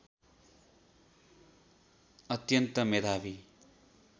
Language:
Nepali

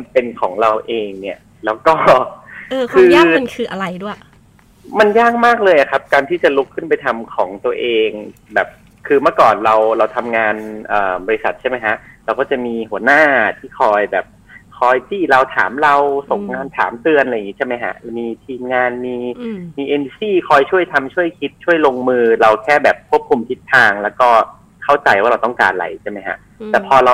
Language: Thai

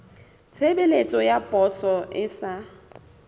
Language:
Southern Sotho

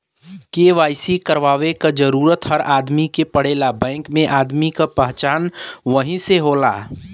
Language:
Bhojpuri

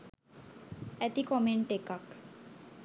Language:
Sinhala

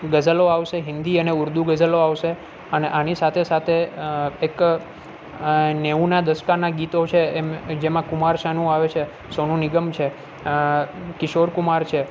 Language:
Gujarati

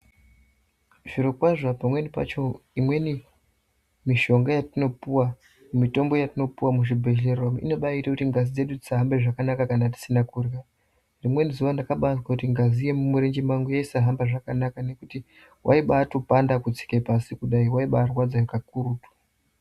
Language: Ndau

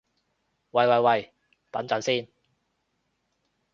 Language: Cantonese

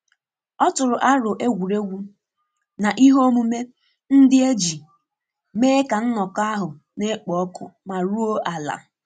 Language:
Igbo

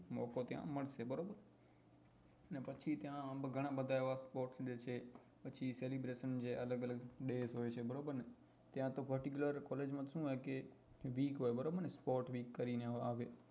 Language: Gujarati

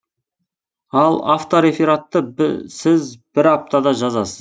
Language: Kazakh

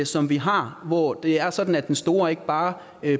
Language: Danish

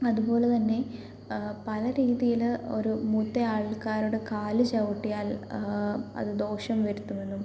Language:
Malayalam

